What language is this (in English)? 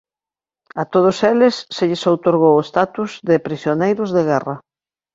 Galician